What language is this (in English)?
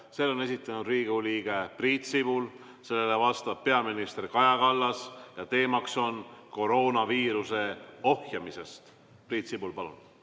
Estonian